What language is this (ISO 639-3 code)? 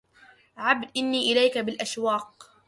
ara